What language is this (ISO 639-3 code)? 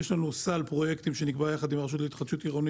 heb